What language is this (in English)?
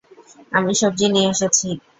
Bangla